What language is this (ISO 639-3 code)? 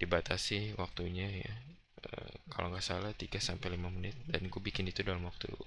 ind